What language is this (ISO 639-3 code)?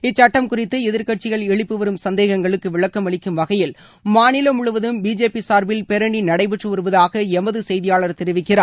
tam